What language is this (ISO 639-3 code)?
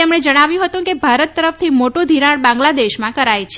guj